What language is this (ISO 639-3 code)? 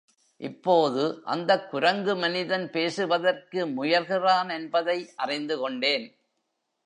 tam